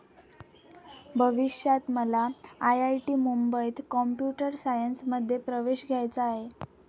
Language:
Marathi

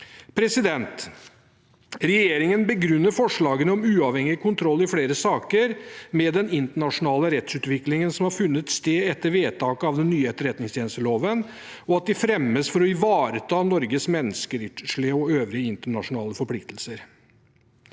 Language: Norwegian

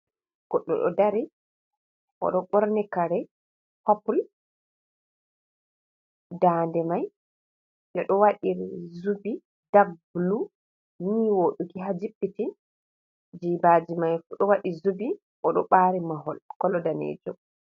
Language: Fula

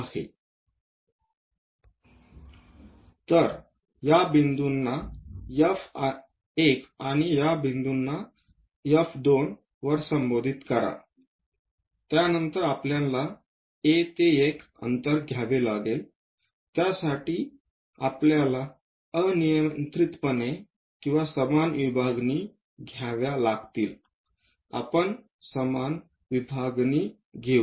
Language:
Marathi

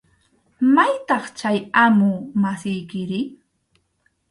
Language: Arequipa-La Unión Quechua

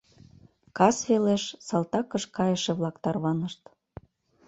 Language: Mari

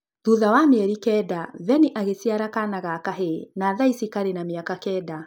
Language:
Kikuyu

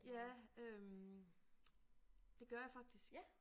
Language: Danish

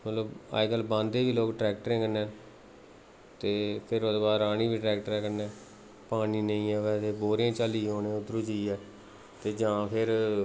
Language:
Dogri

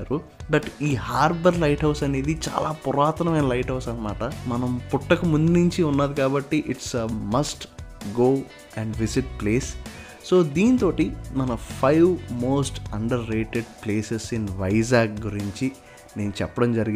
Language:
Telugu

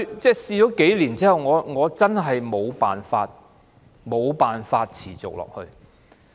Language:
Cantonese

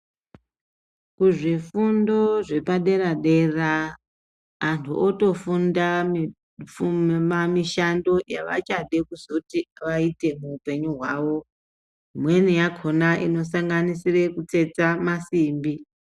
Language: Ndau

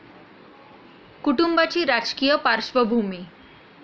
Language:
Marathi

